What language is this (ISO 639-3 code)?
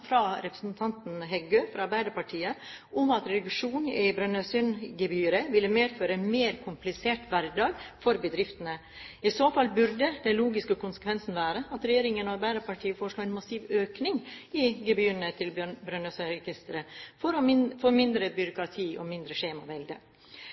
nob